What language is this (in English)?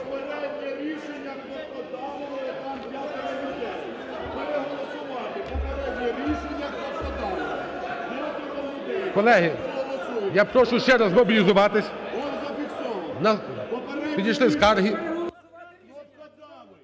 Ukrainian